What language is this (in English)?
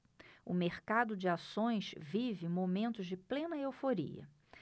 Portuguese